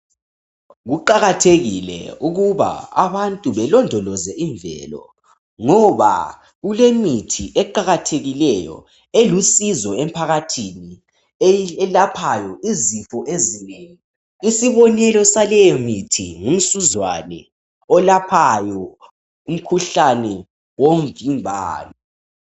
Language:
North Ndebele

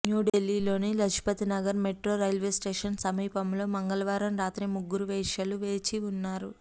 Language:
Telugu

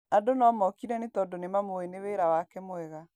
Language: Kikuyu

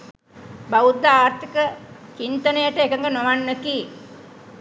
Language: Sinhala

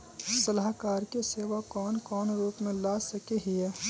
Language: Magahi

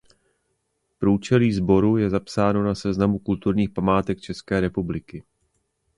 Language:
Czech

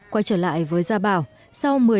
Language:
Vietnamese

